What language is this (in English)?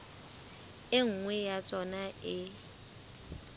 Southern Sotho